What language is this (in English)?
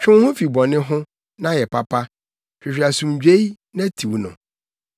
Akan